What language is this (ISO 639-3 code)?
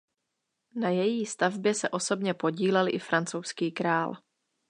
ces